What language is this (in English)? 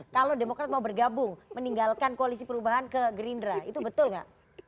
Indonesian